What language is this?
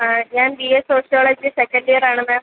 Malayalam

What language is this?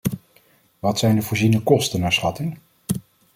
Dutch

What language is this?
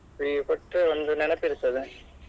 Kannada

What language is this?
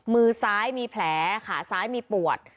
Thai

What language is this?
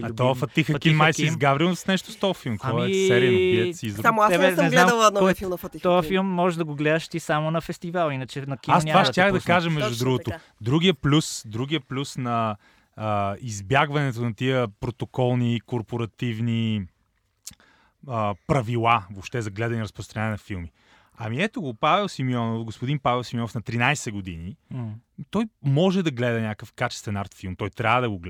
Bulgarian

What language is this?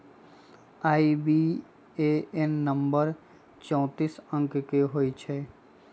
Magahi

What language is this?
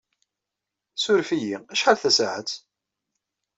Kabyle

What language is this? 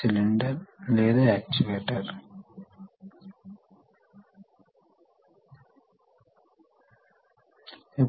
Telugu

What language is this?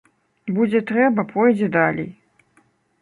Belarusian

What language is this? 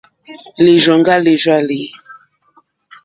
Mokpwe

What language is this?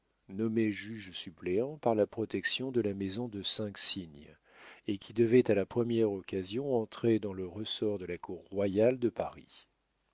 French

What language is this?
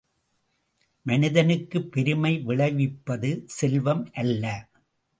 Tamil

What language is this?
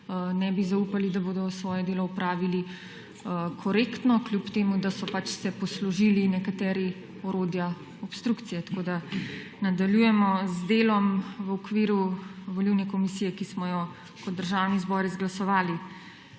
Slovenian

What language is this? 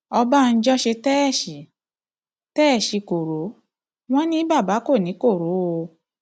Yoruba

